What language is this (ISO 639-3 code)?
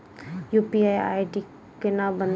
mai